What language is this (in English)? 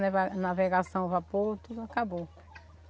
Portuguese